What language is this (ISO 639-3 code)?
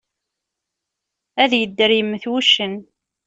kab